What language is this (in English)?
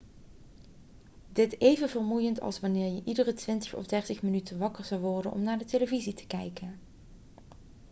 Dutch